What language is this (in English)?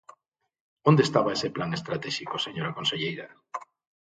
Galician